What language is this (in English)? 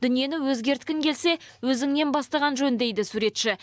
Kazakh